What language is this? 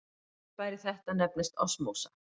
Icelandic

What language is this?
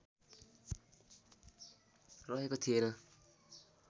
Nepali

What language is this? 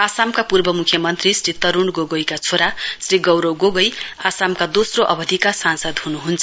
Nepali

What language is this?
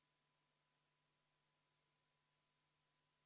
Estonian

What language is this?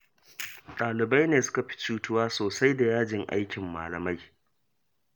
Hausa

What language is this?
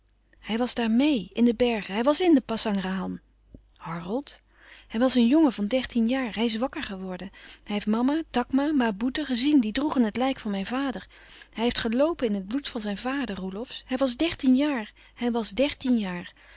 Dutch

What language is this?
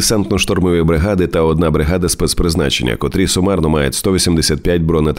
Ukrainian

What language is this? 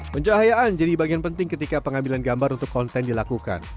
Indonesian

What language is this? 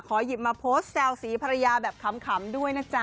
Thai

